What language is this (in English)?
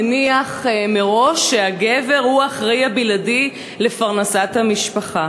Hebrew